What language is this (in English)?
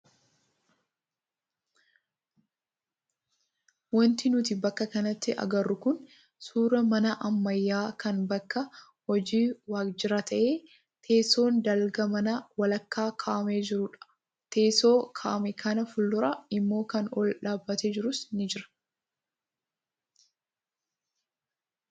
Oromo